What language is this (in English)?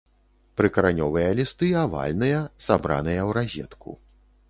Belarusian